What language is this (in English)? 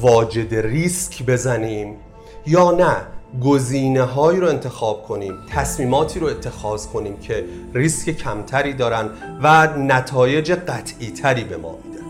Persian